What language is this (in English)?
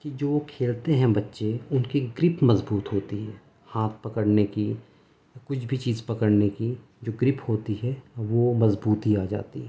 Urdu